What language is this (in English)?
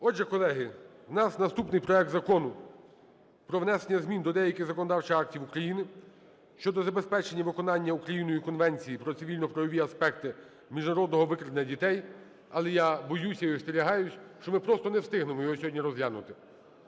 Ukrainian